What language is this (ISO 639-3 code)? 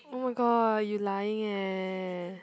eng